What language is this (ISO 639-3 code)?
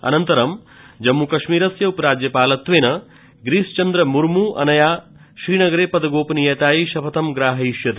san